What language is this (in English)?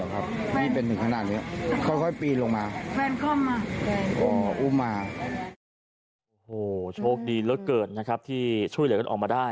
Thai